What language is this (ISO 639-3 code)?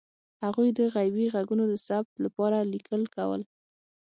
pus